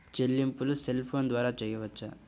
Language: Telugu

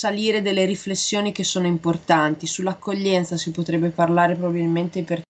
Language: Italian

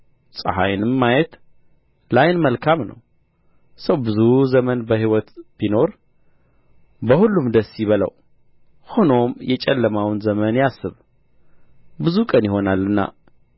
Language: Amharic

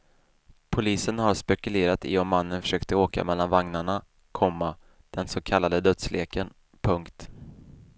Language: Swedish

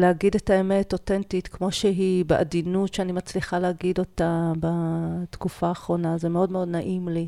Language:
Hebrew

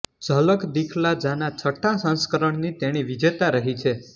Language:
Gujarati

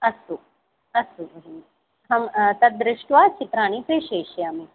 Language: Sanskrit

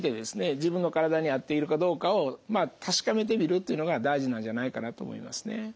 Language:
Japanese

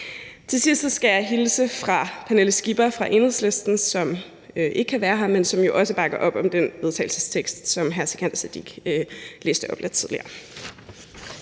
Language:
Danish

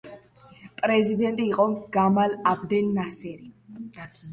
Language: Georgian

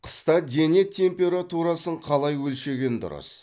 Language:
Kazakh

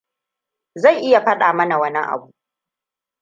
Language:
Hausa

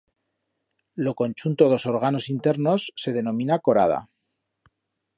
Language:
Aragonese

